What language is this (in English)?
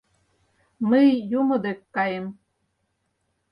Mari